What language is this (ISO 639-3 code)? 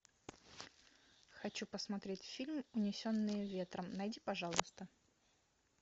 rus